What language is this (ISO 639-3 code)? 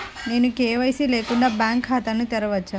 tel